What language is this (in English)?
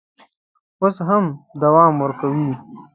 Pashto